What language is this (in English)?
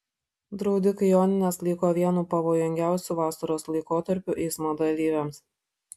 Lithuanian